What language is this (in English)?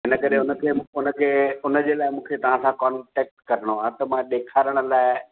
Sindhi